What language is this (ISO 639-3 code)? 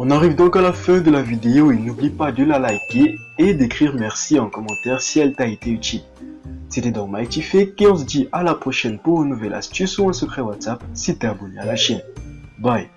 fra